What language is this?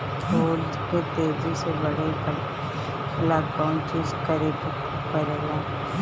Bhojpuri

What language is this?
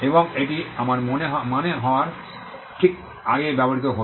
Bangla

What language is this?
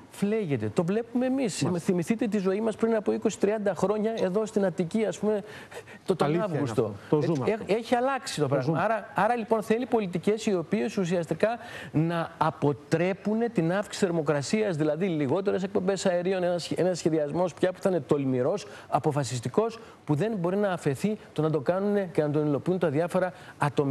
Greek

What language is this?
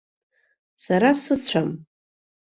Abkhazian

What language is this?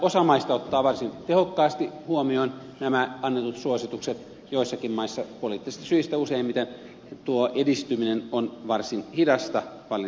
Finnish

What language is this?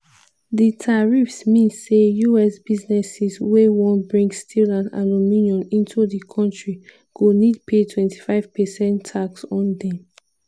Nigerian Pidgin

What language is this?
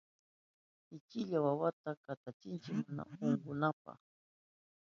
Southern Pastaza Quechua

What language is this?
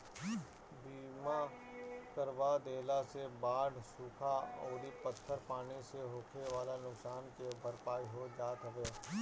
Bhojpuri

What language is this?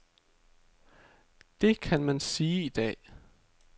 Danish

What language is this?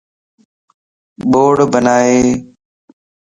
Lasi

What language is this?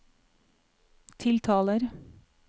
Norwegian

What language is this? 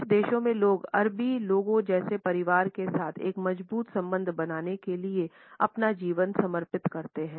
Hindi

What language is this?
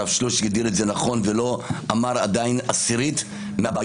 Hebrew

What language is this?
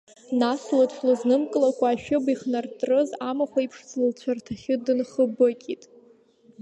Abkhazian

